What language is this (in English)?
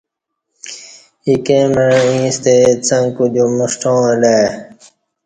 Kati